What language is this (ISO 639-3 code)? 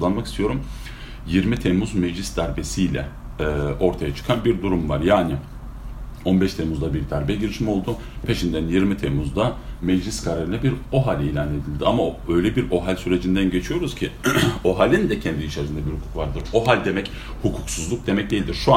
tur